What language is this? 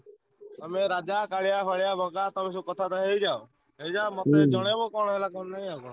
Odia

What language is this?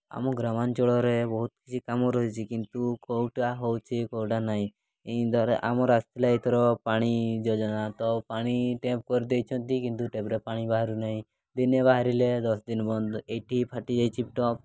Odia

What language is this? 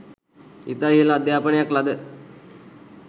Sinhala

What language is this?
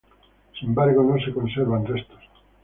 Spanish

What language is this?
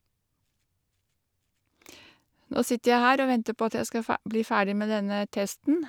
Norwegian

